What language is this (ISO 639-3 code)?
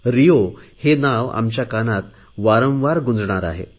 mar